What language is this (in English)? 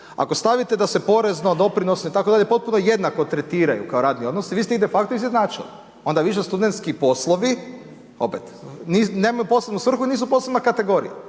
Croatian